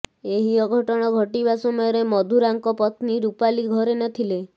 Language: Odia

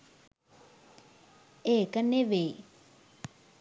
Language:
Sinhala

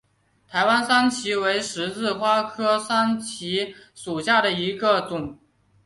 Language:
Chinese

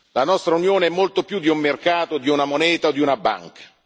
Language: Italian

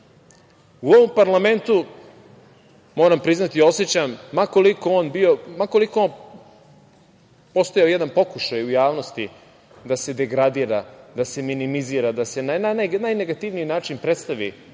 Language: Serbian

